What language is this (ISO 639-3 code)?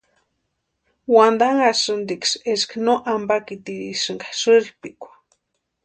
pua